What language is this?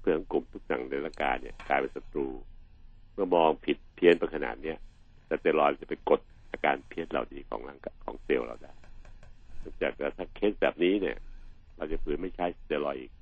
Thai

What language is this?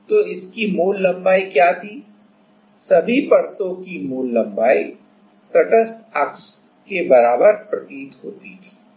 Hindi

